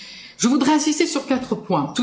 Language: French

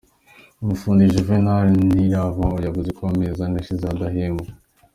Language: Kinyarwanda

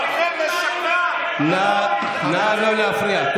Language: Hebrew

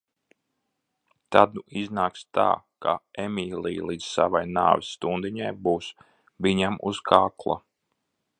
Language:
Latvian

